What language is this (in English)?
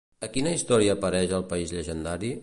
Catalan